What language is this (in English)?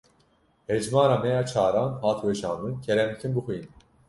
Kurdish